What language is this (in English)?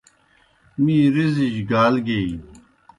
Kohistani Shina